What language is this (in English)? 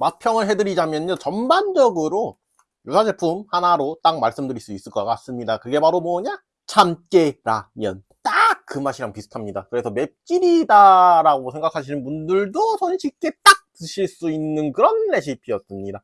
Korean